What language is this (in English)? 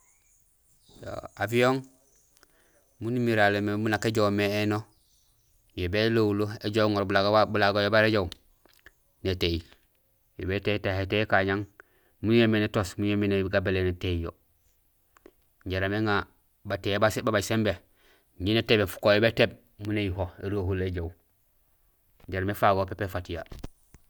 Gusilay